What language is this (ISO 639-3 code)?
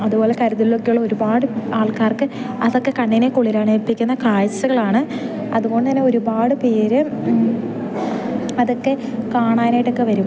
mal